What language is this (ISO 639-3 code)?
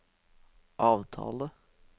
nor